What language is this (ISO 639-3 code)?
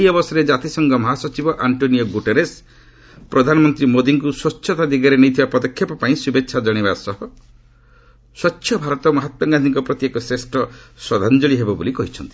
ori